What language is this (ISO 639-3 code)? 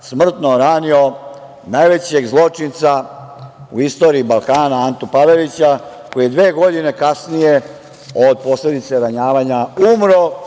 srp